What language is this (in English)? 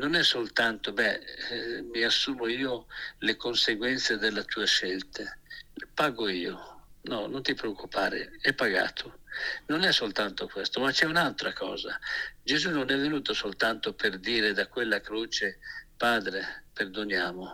Italian